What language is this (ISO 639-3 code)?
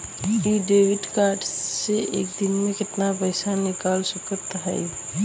bho